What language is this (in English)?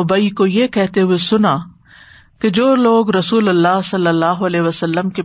Urdu